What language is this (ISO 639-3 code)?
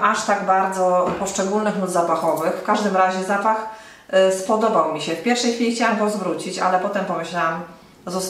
pol